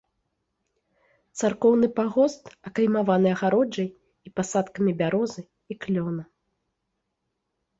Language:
Belarusian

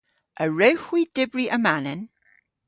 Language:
Cornish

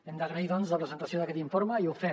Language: Catalan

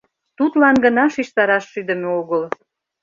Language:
Mari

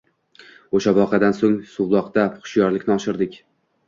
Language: Uzbek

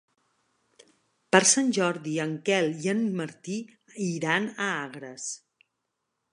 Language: Catalan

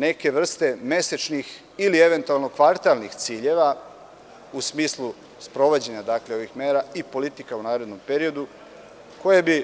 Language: Serbian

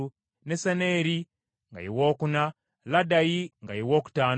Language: Ganda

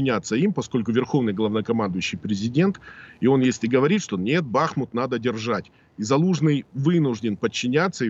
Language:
Russian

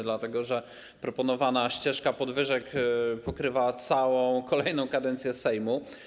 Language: Polish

